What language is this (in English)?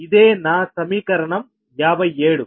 Telugu